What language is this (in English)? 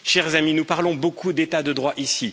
French